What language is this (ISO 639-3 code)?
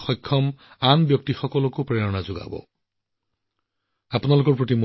asm